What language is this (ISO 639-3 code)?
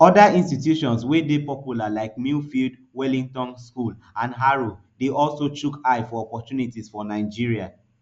pcm